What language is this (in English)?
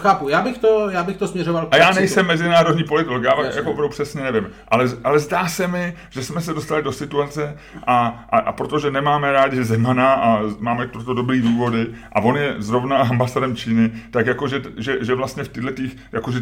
Czech